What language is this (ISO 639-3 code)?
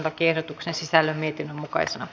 fin